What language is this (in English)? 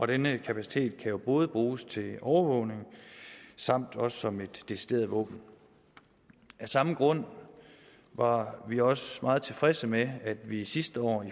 Danish